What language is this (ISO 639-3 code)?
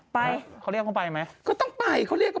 tha